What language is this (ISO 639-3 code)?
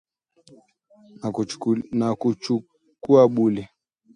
swa